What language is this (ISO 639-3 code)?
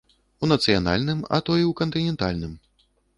bel